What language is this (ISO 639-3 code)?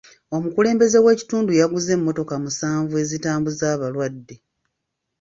lug